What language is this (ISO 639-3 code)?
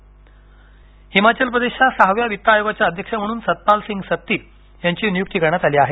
mar